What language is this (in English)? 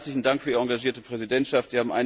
German